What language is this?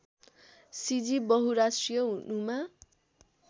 Nepali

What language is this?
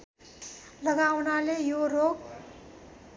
Nepali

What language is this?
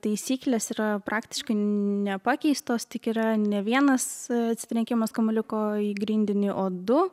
Lithuanian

